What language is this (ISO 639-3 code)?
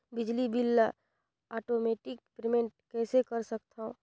hne